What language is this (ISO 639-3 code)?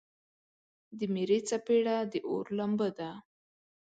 pus